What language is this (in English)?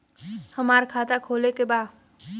Bhojpuri